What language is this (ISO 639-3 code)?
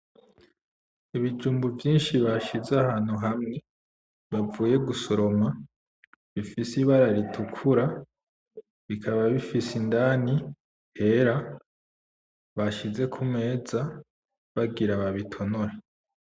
run